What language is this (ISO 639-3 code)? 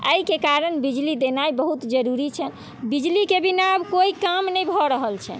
mai